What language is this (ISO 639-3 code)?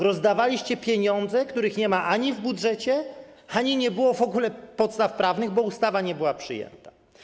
pol